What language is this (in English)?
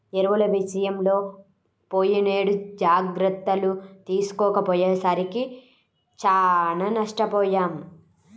Telugu